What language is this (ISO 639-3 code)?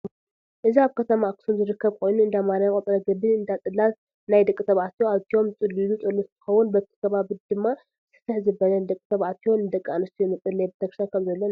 tir